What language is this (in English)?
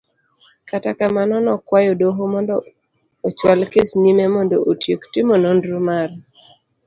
Luo (Kenya and Tanzania)